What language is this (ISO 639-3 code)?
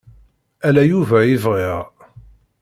kab